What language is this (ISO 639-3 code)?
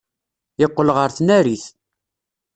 kab